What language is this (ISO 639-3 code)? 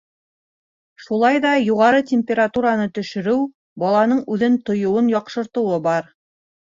bak